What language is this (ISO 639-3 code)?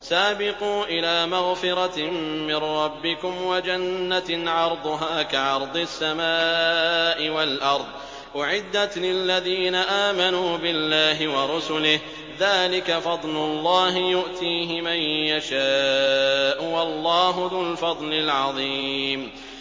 ara